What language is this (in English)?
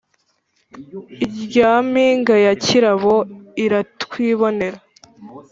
Kinyarwanda